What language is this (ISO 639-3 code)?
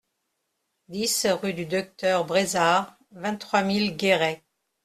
fra